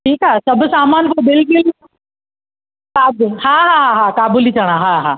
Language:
Sindhi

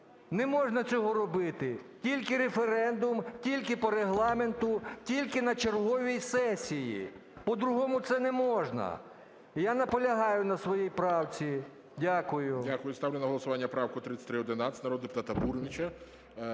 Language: Ukrainian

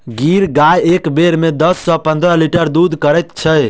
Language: Maithili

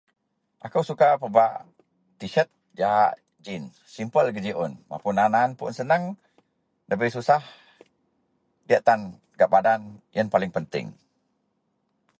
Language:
Central Melanau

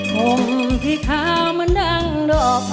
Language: Thai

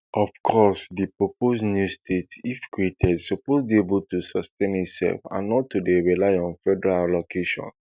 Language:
Nigerian Pidgin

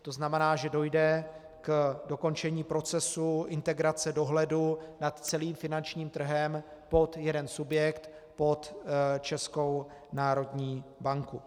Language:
Czech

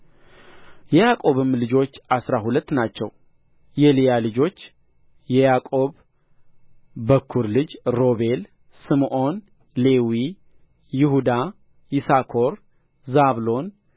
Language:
Amharic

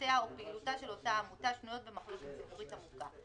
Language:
Hebrew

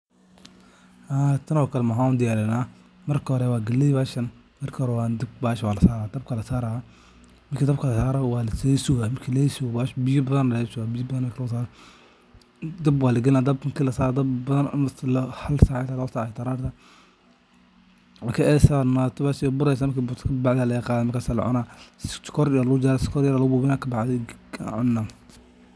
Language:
Somali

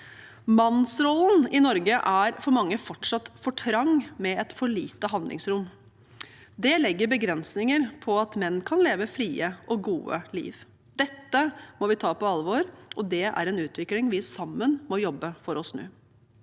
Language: Norwegian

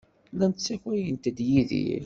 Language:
Kabyle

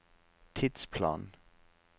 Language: Norwegian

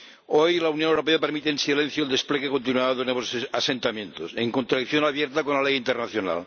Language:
Spanish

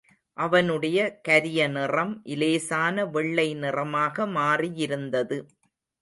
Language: Tamil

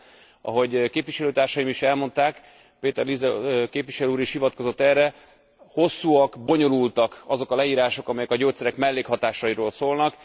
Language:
Hungarian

